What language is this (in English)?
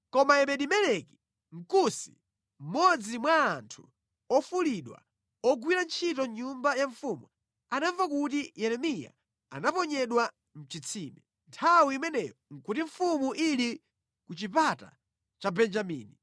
Nyanja